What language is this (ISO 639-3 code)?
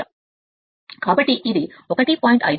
tel